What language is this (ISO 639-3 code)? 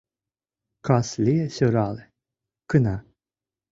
chm